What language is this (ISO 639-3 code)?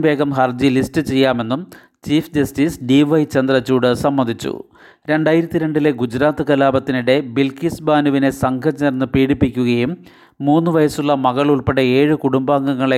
mal